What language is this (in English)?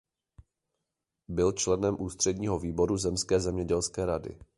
Czech